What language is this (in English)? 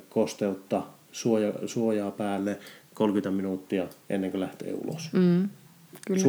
Finnish